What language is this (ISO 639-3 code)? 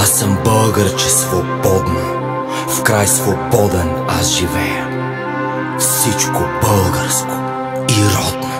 ron